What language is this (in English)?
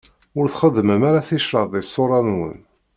Kabyle